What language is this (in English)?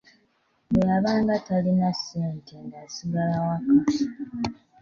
Ganda